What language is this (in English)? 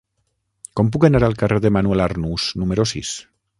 Catalan